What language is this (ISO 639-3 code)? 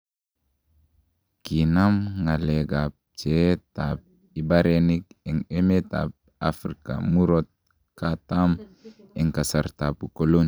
kln